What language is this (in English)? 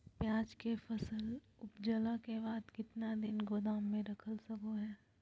Magahi